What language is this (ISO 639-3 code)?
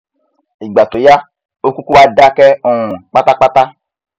yor